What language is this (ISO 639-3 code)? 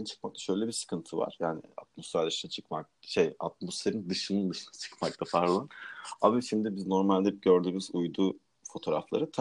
tur